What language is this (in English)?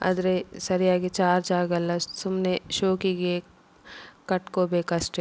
Kannada